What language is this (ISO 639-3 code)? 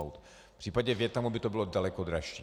ces